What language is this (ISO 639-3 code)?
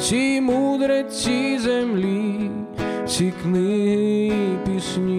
ukr